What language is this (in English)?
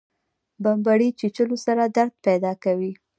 Pashto